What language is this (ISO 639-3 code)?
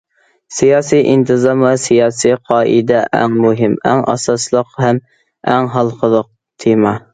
uig